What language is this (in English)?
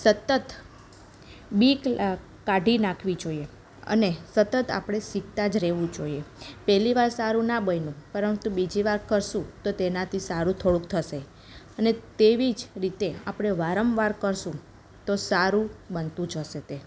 Gujarati